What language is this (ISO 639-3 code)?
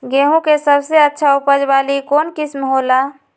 mag